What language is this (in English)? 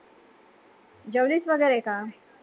Marathi